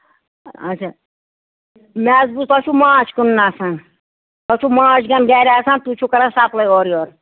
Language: Kashmiri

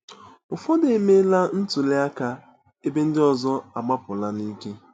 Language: Igbo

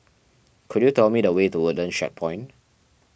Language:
English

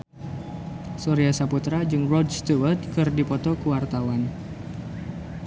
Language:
Sundanese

